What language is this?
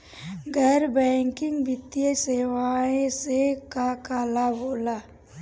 Bhojpuri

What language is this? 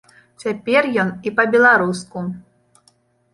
Belarusian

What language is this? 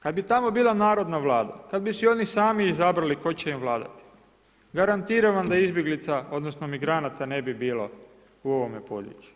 Croatian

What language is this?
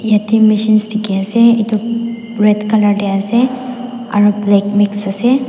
Naga Pidgin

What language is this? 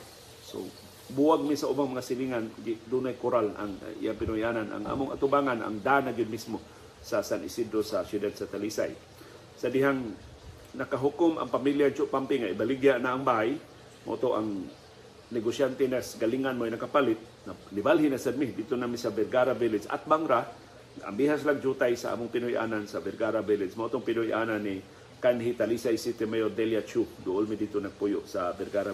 Filipino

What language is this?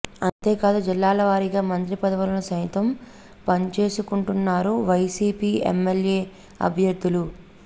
Telugu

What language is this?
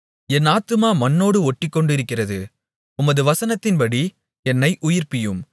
Tamil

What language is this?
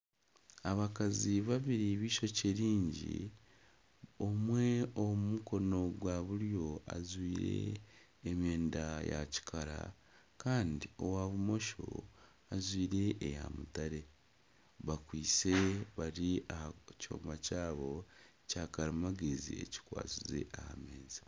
Nyankole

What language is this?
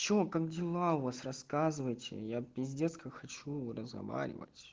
Russian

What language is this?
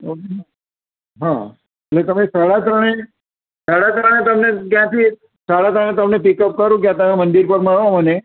Gujarati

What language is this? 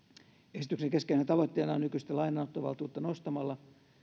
Finnish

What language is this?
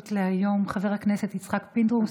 Hebrew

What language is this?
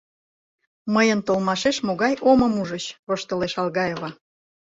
Mari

